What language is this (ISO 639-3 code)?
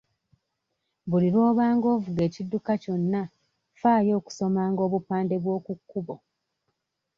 lug